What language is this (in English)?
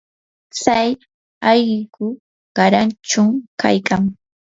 Yanahuanca Pasco Quechua